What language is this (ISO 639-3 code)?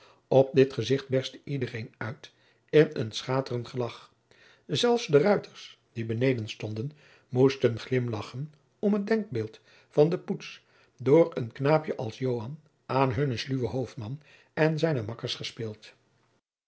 nld